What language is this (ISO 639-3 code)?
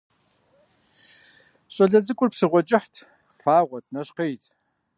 kbd